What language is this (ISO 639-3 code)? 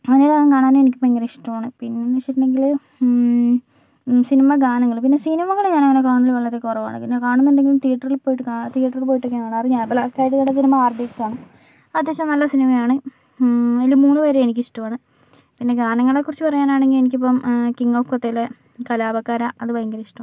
mal